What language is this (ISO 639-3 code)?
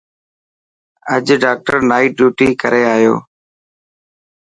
mki